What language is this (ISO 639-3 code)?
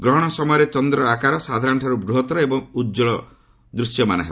ori